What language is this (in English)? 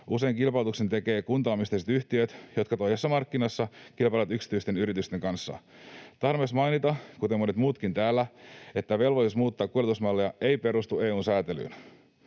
Finnish